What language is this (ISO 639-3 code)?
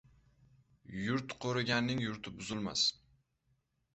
uzb